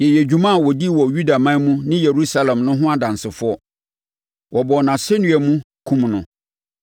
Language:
Akan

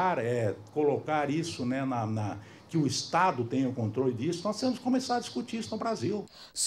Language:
Portuguese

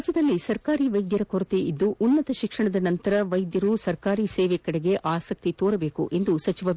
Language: Kannada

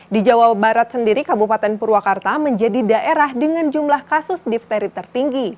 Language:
Indonesian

